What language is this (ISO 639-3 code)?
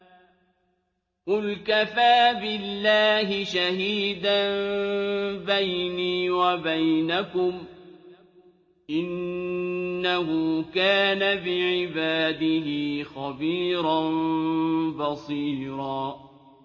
ara